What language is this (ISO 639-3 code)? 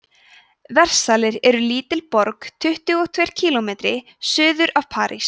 isl